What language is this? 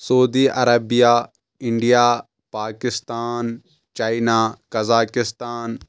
Kashmiri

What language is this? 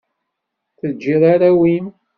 Kabyle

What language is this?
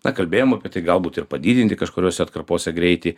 Lithuanian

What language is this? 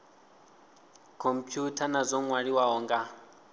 Venda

